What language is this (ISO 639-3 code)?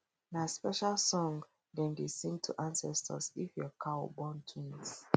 pcm